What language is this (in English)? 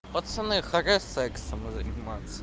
Russian